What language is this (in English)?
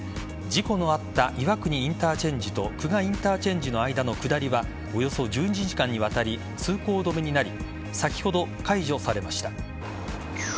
Japanese